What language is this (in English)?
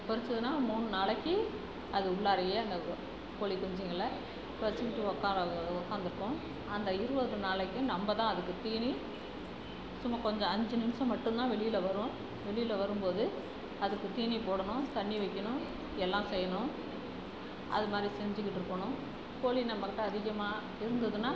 Tamil